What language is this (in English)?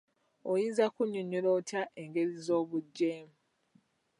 Ganda